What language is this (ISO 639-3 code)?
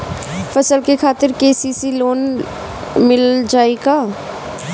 bho